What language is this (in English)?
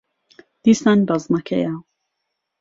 Central Kurdish